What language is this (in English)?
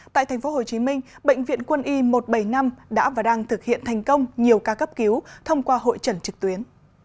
Vietnamese